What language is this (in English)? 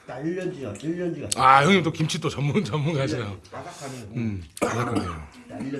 Korean